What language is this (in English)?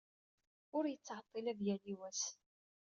Kabyle